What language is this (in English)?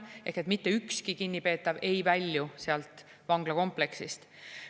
Estonian